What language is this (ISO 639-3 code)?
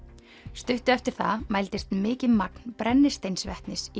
isl